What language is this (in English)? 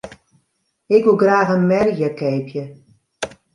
Western Frisian